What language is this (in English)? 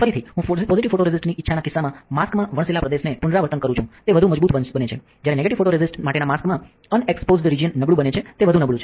Gujarati